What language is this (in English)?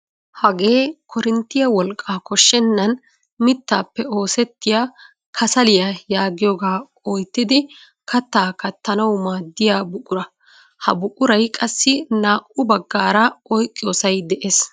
Wolaytta